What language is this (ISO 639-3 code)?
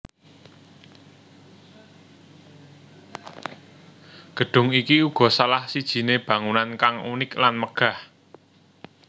jav